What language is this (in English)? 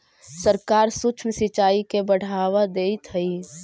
Magahi